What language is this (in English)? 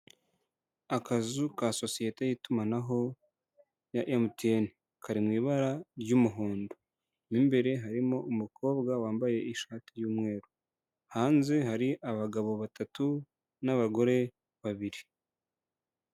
Kinyarwanda